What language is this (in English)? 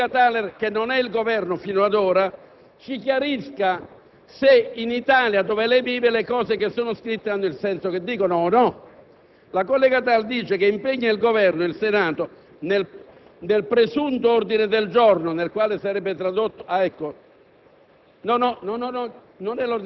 Italian